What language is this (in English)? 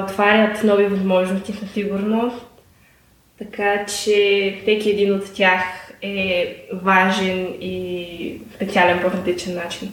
Bulgarian